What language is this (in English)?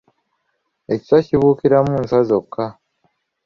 Ganda